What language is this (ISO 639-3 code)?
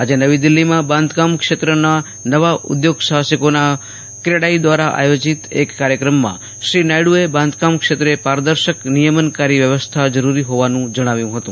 guj